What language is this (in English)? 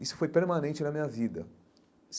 Portuguese